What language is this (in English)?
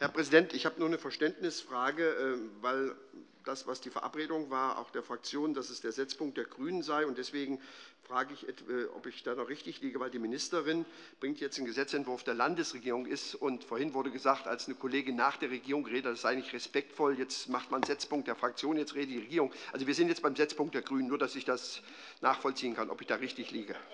German